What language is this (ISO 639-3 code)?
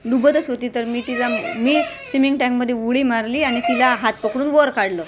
mar